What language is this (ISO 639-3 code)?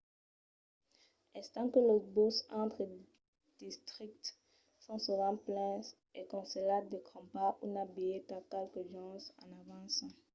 oci